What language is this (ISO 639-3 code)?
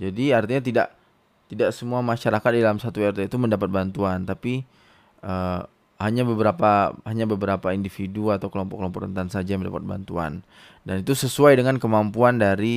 ind